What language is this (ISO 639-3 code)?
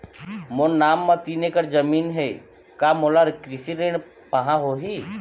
hne